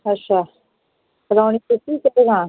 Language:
Dogri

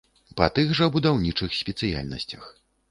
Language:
Belarusian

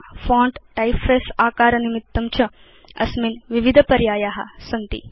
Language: Sanskrit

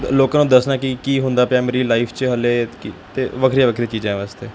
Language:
Punjabi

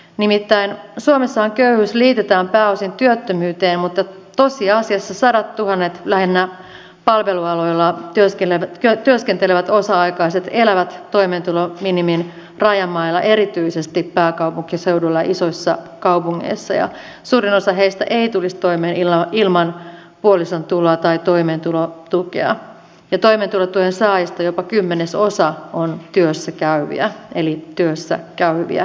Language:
Finnish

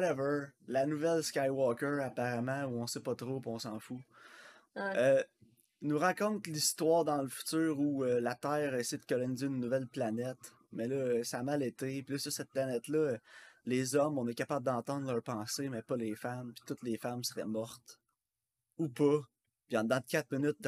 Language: French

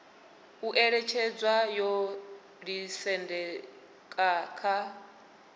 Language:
Venda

